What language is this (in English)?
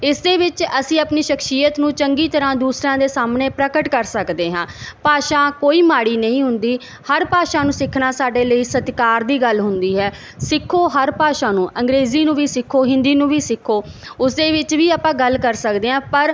Punjabi